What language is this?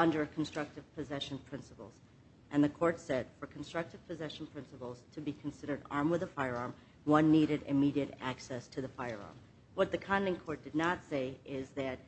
English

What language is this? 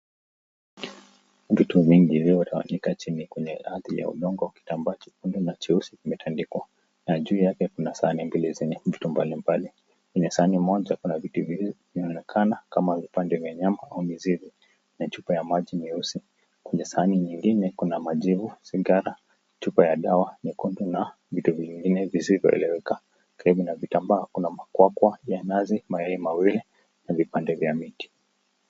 Swahili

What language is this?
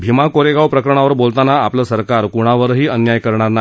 Marathi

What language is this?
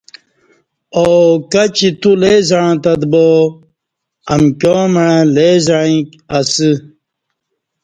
Kati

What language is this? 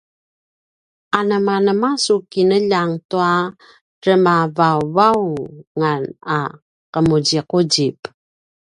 Paiwan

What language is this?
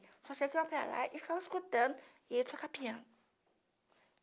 Portuguese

